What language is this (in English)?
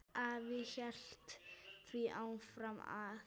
Icelandic